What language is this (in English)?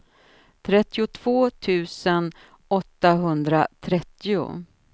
Swedish